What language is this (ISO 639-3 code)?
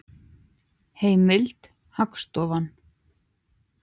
isl